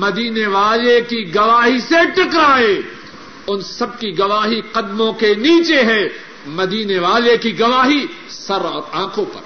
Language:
Urdu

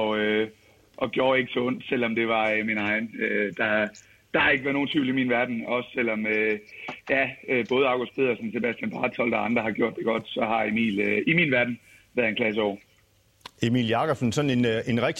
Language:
Danish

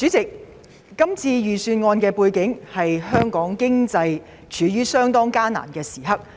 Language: Cantonese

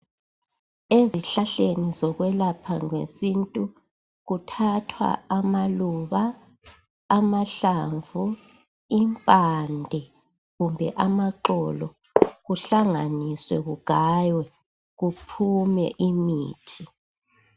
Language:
North Ndebele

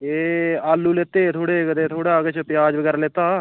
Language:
Dogri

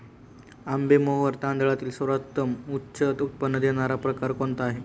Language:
Marathi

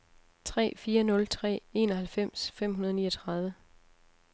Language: Danish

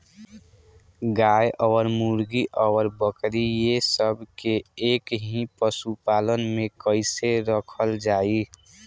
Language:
Bhojpuri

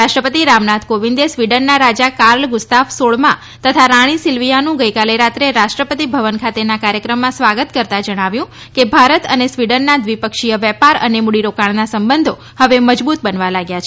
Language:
Gujarati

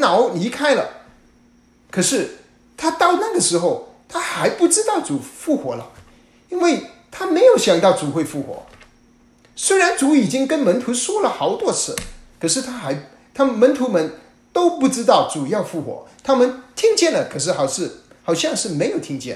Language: Chinese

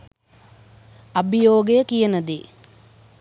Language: Sinhala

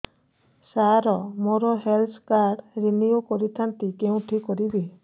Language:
Odia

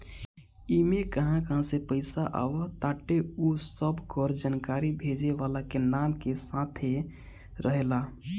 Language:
Bhojpuri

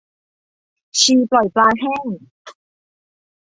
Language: Thai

